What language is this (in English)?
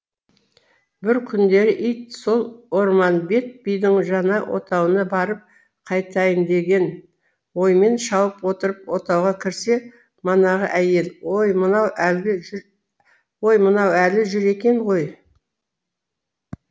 Kazakh